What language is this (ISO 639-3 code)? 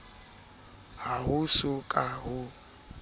sot